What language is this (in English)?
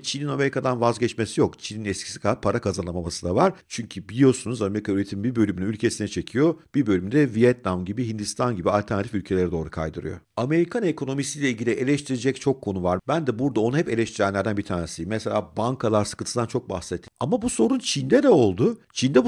Turkish